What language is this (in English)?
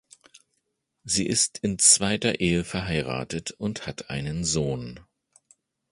German